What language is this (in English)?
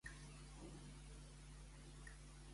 Catalan